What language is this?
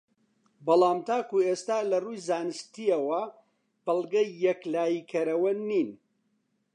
Central Kurdish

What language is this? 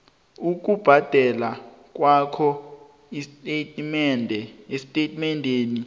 South Ndebele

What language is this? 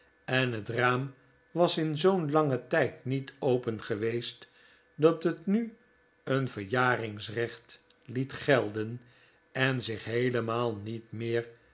Dutch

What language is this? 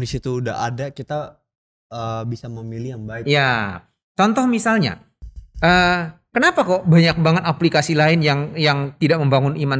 Indonesian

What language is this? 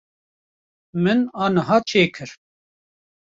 Kurdish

